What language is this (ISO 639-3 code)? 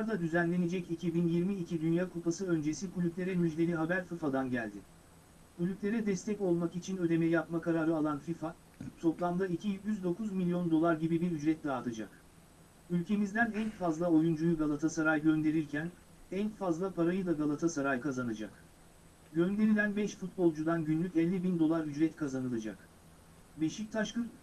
tur